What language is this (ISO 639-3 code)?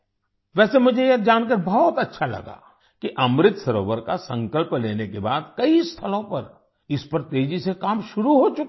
hin